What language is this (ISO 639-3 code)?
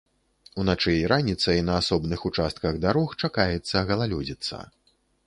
bel